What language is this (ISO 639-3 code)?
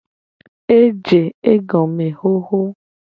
gej